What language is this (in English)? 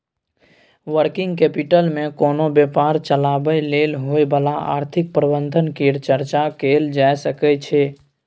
Maithili